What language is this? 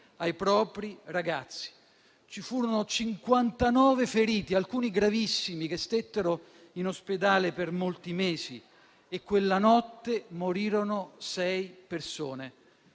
Italian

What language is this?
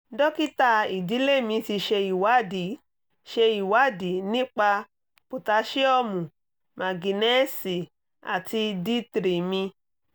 Yoruba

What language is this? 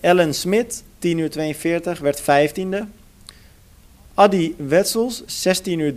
Dutch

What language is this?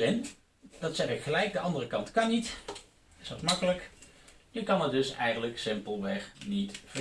Dutch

